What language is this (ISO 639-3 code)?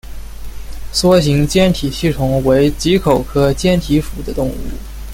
zho